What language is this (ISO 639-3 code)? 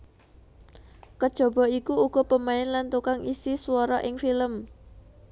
jav